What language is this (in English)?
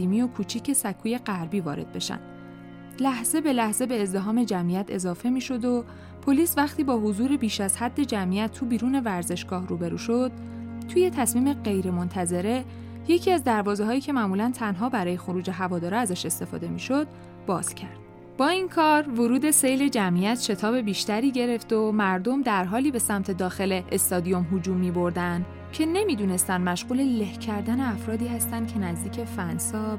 Persian